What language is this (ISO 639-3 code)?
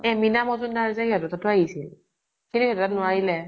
asm